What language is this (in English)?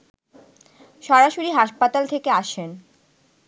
Bangla